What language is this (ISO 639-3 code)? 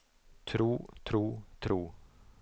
nor